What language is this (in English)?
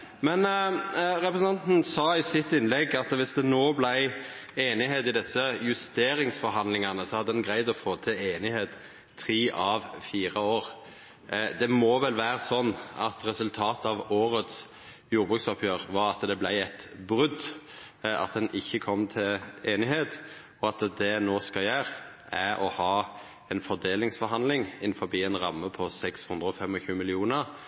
Norwegian Nynorsk